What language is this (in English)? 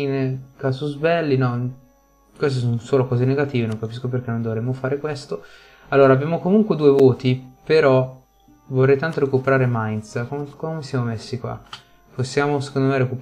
Italian